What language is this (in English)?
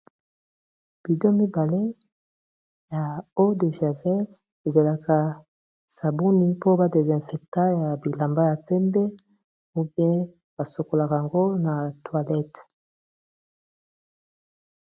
Lingala